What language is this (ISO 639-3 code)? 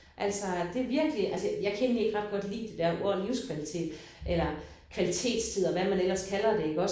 dan